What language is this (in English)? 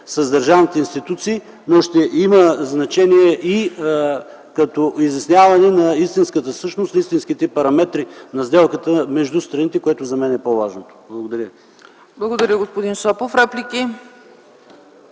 Bulgarian